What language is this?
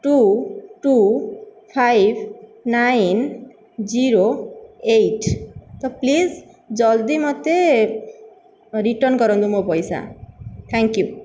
Odia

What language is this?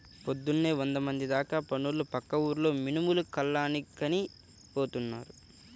Telugu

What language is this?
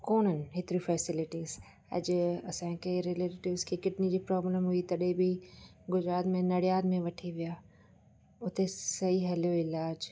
Sindhi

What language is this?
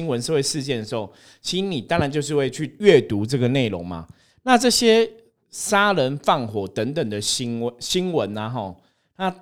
Chinese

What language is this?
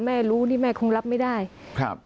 Thai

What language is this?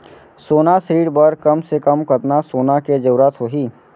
Chhattisgarhi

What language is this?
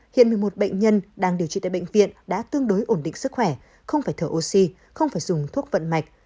Vietnamese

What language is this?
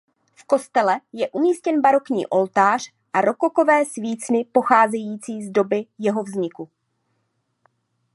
Czech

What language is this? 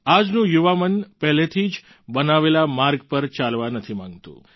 Gujarati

